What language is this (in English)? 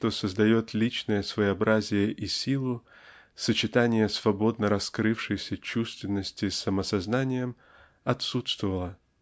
Russian